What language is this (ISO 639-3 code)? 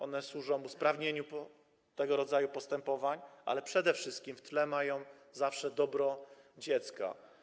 pol